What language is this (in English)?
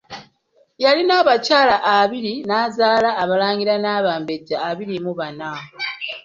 Ganda